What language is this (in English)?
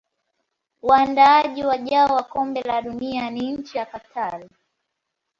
Swahili